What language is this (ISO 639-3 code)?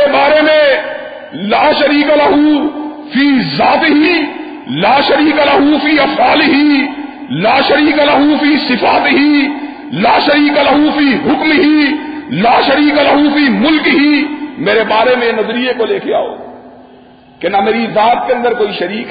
urd